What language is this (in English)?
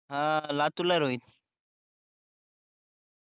Marathi